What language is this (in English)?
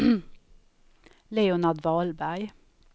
Swedish